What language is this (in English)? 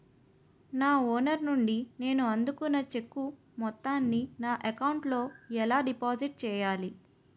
Telugu